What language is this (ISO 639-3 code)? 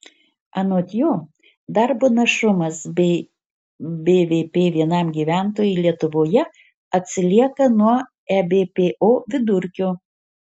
lit